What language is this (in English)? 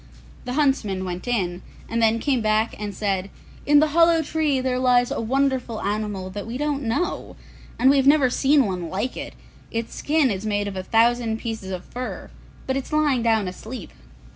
English